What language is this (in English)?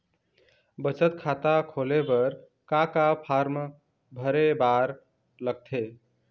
Chhattisgarhi